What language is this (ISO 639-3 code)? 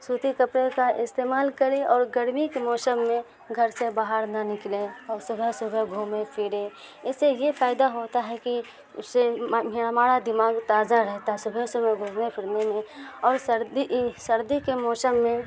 urd